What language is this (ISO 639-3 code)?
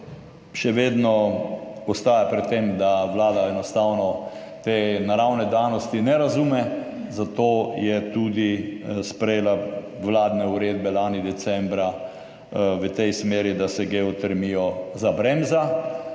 slv